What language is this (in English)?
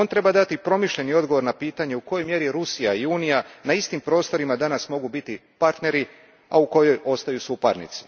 Croatian